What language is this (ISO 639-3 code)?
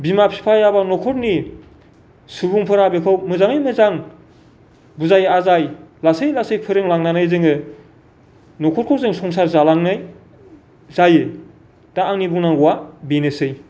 brx